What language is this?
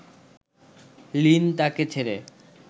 Bangla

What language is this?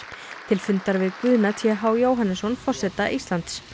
Icelandic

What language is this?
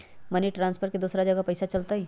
Magahi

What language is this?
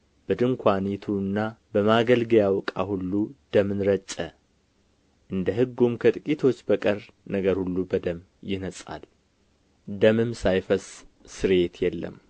Amharic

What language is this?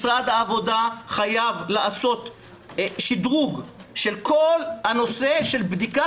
Hebrew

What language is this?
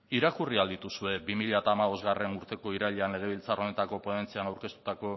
Basque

